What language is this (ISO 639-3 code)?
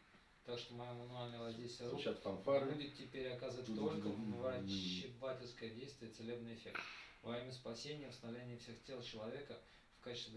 rus